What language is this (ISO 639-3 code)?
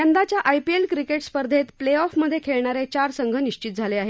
mar